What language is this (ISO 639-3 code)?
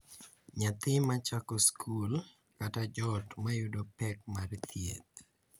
luo